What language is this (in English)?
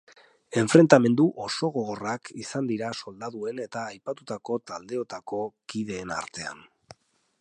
Basque